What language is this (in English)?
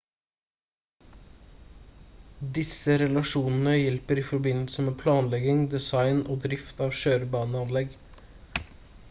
Norwegian Bokmål